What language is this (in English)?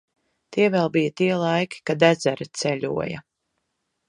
Latvian